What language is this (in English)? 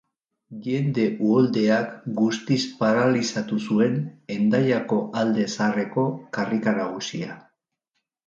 Basque